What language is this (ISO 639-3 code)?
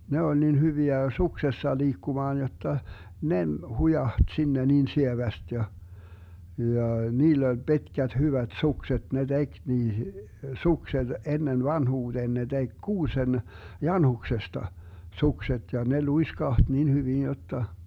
fin